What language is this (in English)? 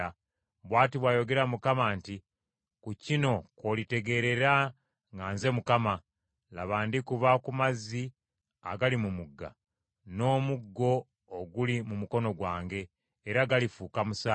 Ganda